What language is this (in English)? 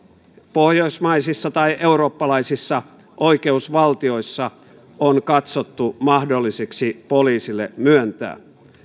Finnish